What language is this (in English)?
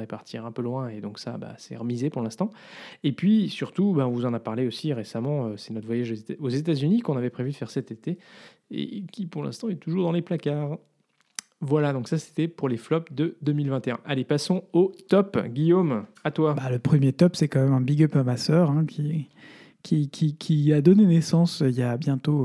French